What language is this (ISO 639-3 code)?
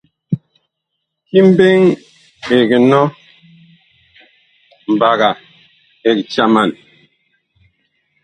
bkh